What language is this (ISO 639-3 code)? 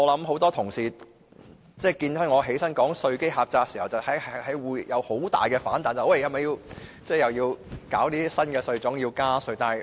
yue